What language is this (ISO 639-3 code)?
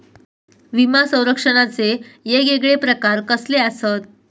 mar